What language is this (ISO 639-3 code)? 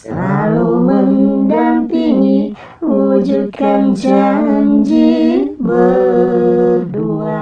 ind